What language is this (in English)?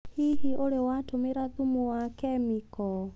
Kikuyu